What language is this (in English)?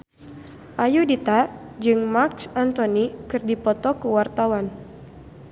Sundanese